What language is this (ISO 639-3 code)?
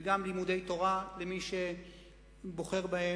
heb